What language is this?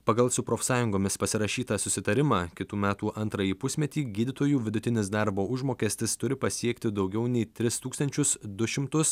Lithuanian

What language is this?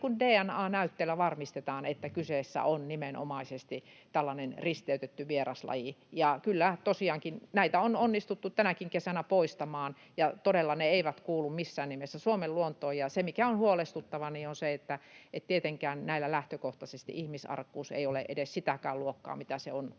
Finnish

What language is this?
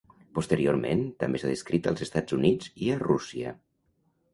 Catalan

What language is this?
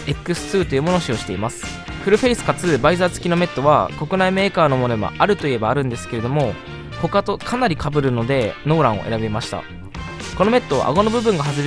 Japanese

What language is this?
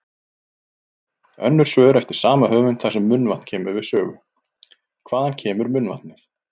Icelandic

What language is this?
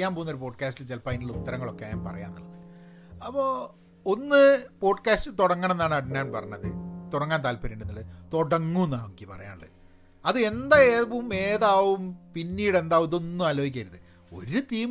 Malayalam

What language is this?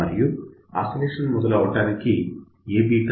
Telugu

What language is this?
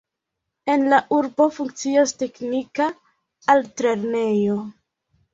Esperanto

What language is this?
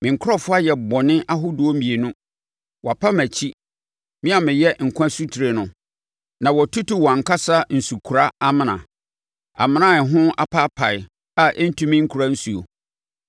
Akan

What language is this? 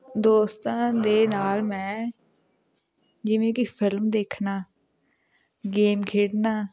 Punjabi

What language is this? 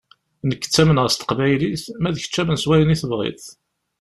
Kabyle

